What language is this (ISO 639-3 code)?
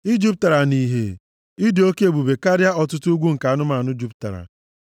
ibo